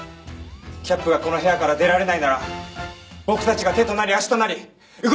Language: Japanese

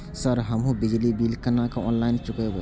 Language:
Maithili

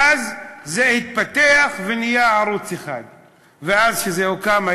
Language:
Hebrew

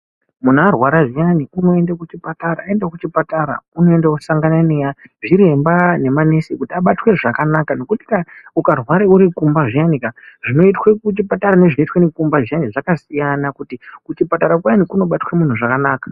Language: Ndau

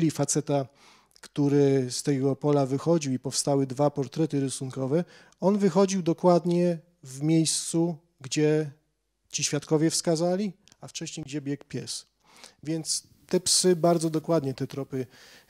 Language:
Polish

